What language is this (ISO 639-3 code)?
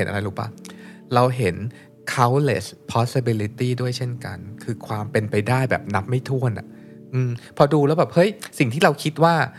tha